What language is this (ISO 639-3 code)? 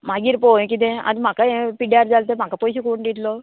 kok